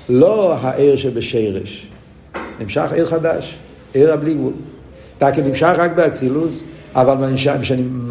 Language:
Hebrew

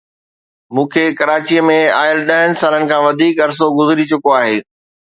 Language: Sindhi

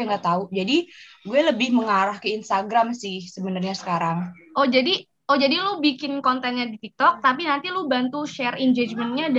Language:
Indonesian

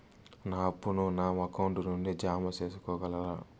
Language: Telugu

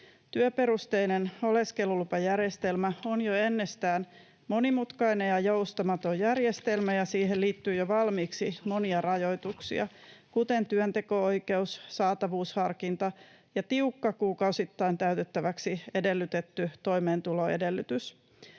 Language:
Finnish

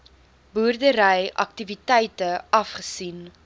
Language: Afrikaans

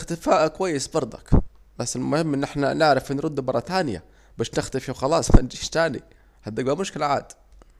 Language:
Saidi Arabic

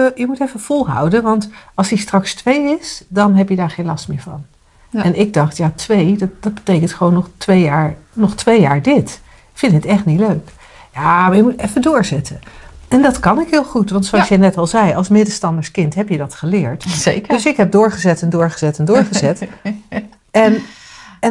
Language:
Dutch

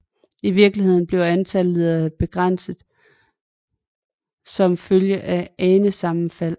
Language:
Danish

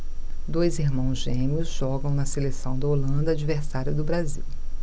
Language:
Portuguese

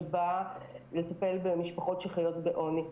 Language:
Hebrew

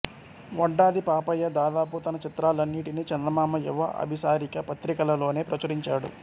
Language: Telugu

